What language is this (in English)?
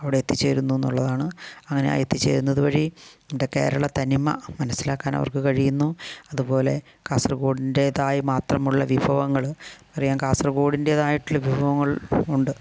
Malayalam